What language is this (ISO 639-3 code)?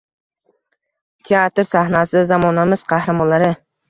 uzb